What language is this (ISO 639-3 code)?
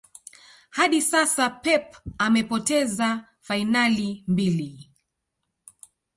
swa